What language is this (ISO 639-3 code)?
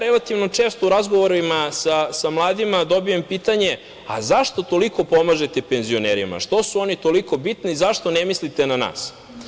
srp